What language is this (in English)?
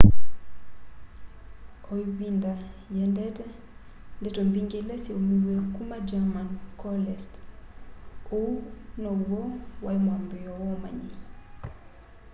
Kamba